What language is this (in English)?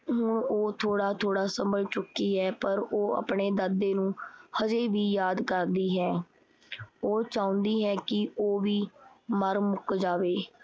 Punjabi